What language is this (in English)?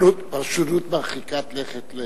Hebrew